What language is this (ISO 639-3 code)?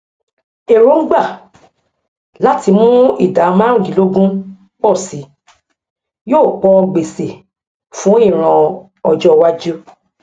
yor